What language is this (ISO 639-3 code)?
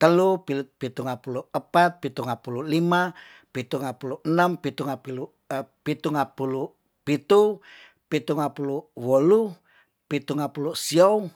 tdn